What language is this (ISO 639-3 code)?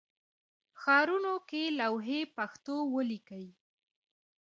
pus